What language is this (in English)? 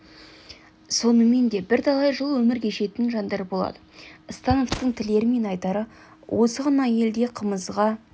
Kazakh